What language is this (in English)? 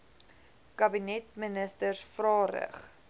Afrikaans